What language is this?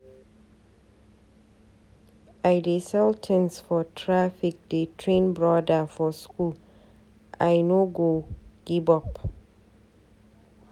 Nigerian Pidgin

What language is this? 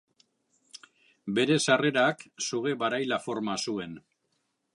Basque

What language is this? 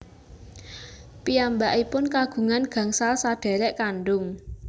Javanese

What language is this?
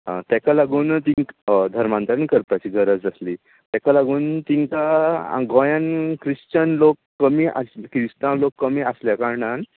Konkani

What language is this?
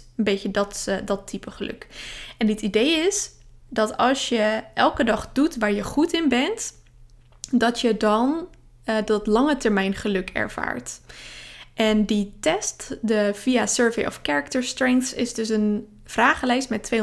Dutch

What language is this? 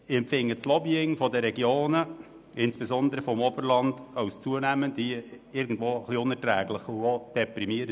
Swiss German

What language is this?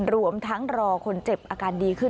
Thai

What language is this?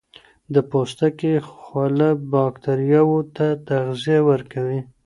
Pashto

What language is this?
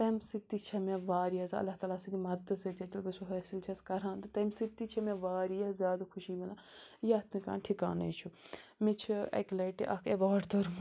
Kashmiri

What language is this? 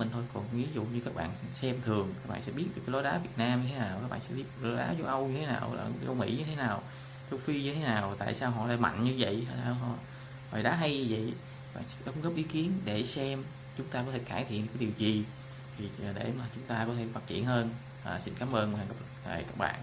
Vietnamese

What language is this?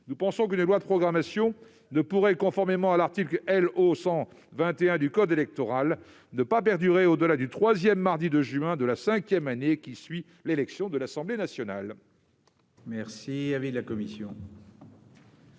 French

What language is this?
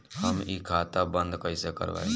Bhojpuri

